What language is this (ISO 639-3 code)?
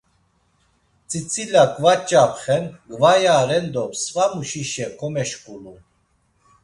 lzz